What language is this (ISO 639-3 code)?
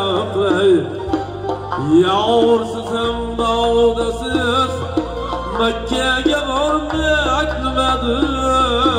tur